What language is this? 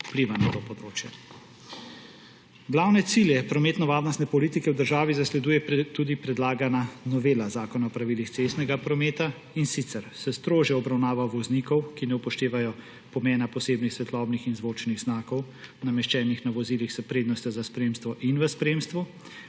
Slovenian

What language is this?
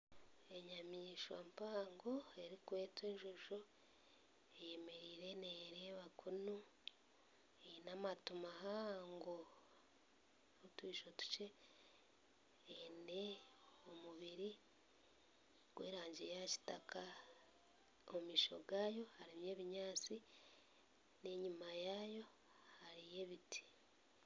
Nyankole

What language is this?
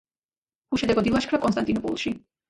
Georgian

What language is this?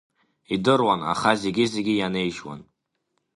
Abkhazian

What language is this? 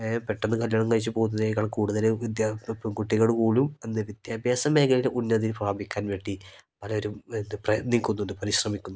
Malayalam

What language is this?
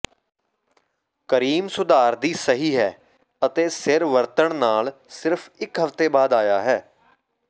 Punjabi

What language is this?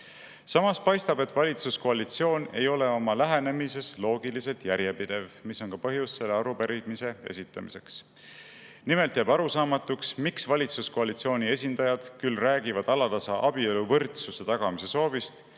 Estonian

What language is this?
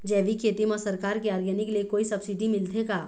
Chhattisgarhi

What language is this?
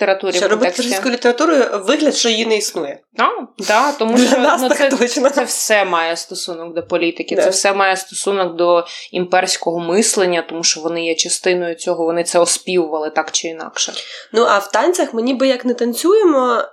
Ukrainian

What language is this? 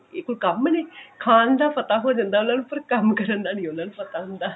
Punjabi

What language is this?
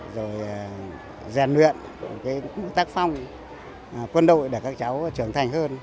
Vietnamese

